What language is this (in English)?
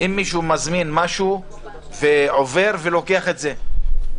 Hebrew